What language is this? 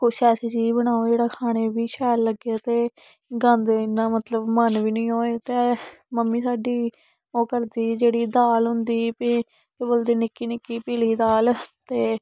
Dogri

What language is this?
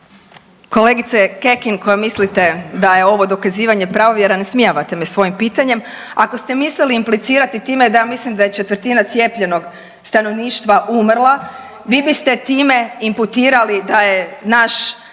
Croatian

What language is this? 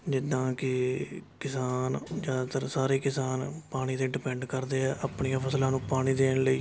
Punjabi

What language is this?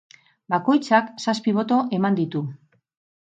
Basque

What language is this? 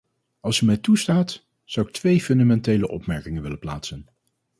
Dutch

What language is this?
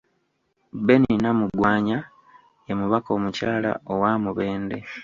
Ganda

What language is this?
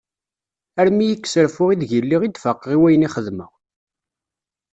Kabyle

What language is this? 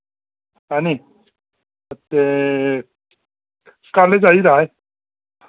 Dogri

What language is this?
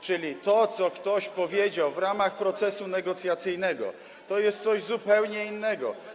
Polish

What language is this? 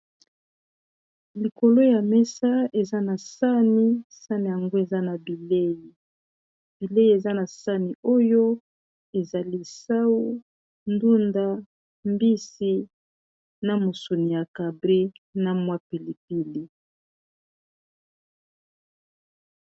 Lingala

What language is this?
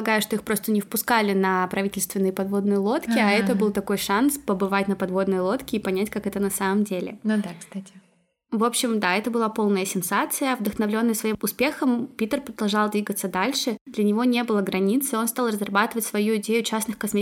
Russian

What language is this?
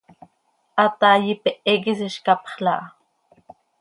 Seri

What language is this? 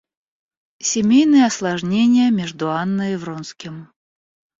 Russian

